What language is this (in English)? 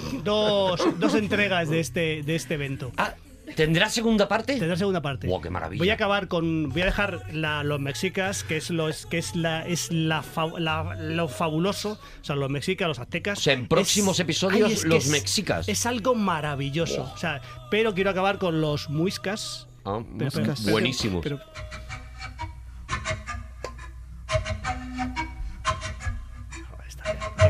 Spanish